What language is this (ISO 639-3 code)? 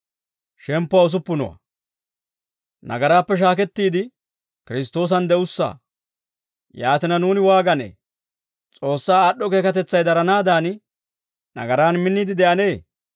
dwr